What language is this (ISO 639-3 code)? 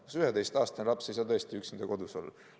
est